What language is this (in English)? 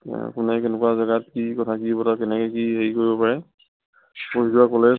Assamese